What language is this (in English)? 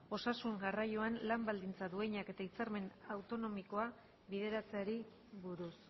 Basque